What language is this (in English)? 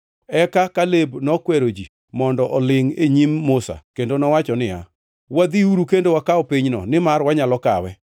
Luo (Kenya and Tanzania)